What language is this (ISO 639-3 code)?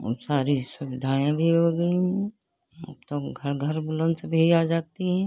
hin